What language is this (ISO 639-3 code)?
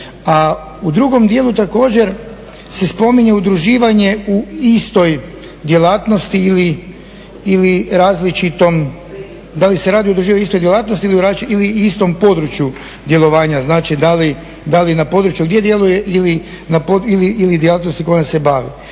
hrv